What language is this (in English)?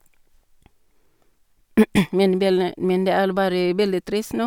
Norwegian